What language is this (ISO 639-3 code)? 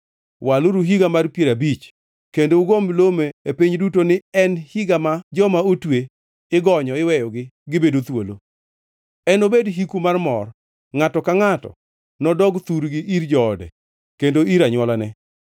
luo